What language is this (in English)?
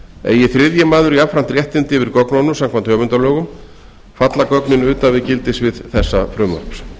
Icelandic